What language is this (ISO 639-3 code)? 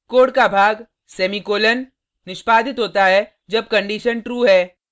hin